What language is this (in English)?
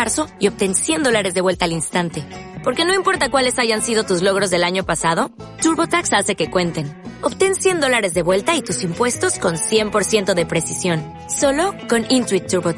Spanish